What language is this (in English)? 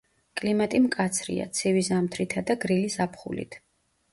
Georgian